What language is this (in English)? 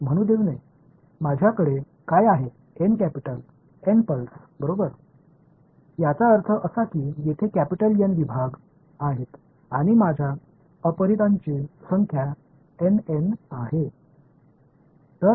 Tamil